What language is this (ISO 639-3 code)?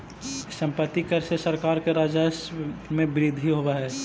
mag